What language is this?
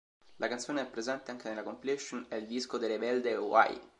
Italian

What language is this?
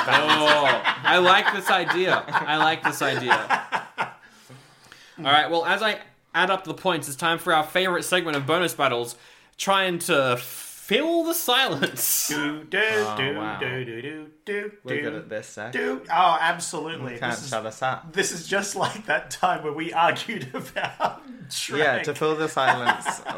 English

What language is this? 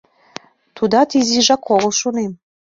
Mari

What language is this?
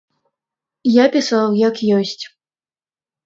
Belarusian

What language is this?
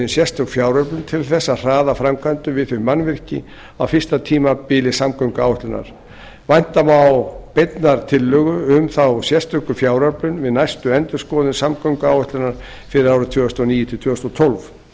Icelandic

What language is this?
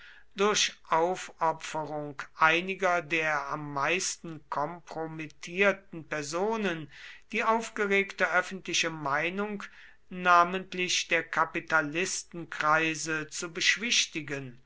German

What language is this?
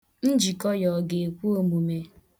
Igbo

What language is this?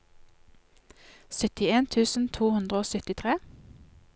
Norwegian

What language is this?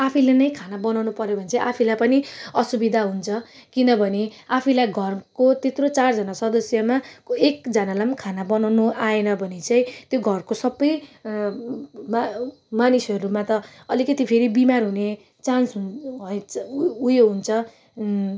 Nepali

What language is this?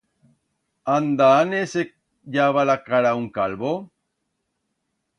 Aragonese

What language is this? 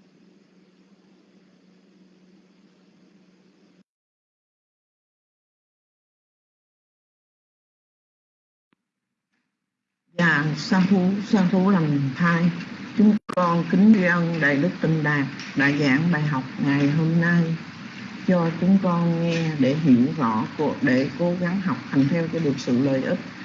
Vietnamese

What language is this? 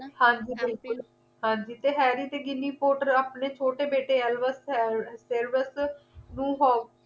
Punjabi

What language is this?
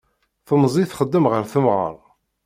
Kabyle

